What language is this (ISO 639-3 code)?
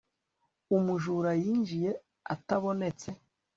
kin